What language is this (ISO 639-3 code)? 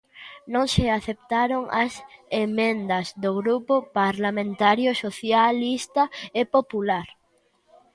glg